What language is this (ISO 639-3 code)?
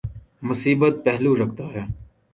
urd